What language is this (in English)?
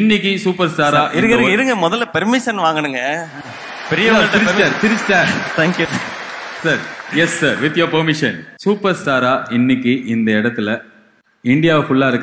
Romanian